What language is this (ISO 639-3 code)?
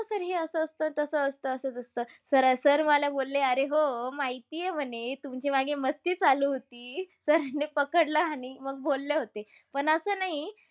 mar